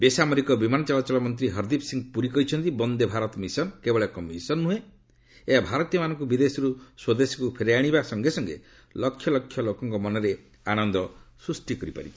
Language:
Odia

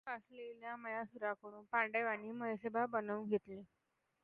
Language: Marathi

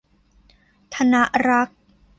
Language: Thai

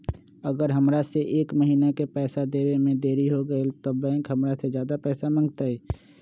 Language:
Magahi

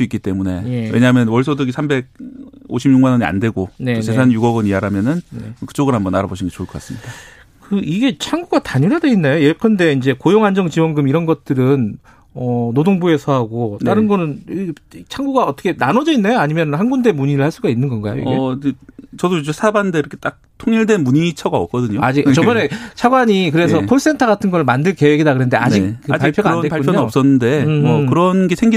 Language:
Korean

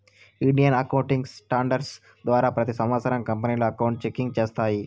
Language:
Telugu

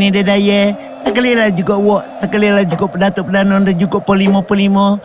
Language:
Malay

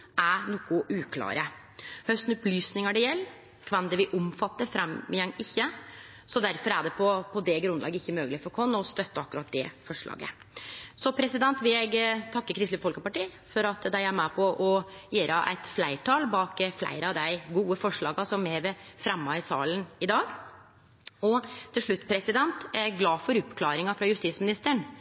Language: Norwegian Nynorsk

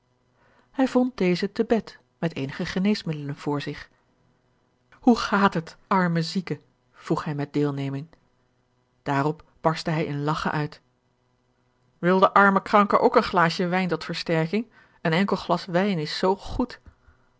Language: Dutch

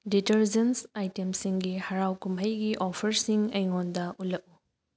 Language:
Manipuri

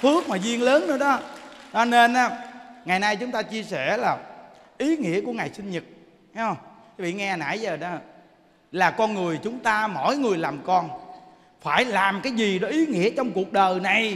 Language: Vietnamese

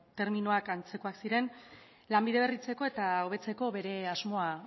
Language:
Basque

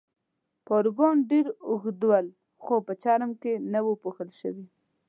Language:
Pashto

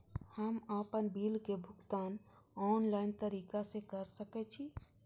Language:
Maithili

